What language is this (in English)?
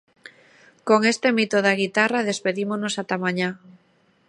Galician